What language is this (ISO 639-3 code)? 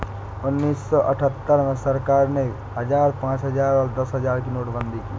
hin